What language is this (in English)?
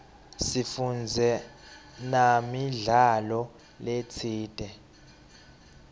Swati